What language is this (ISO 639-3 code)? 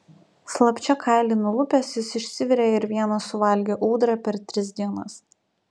lit